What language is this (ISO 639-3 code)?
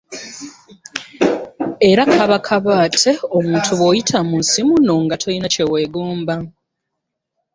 lug